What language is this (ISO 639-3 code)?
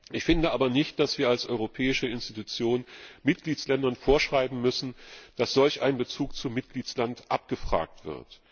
deu